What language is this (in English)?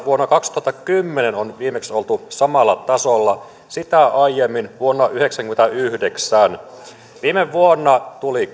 Finnish